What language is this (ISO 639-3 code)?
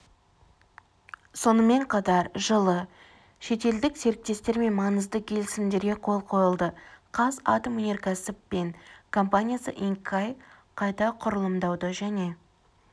kaz